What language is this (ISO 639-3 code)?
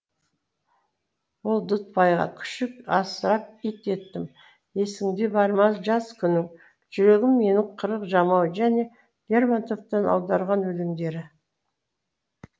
kaz